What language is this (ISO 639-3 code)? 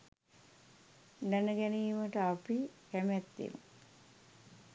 sin